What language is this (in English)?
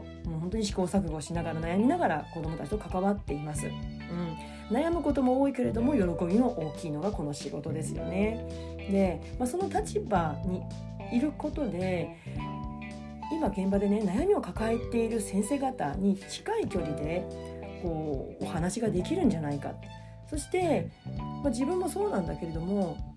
Japanese